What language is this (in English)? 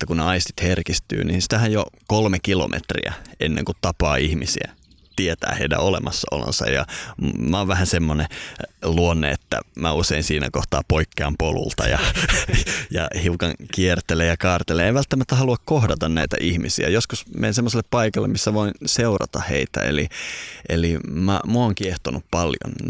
Finnish